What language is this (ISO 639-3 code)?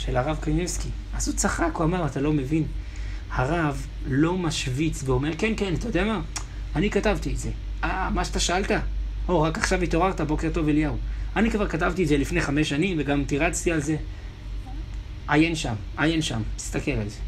heb